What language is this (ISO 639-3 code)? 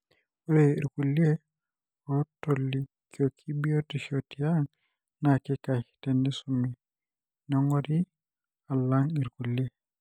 mas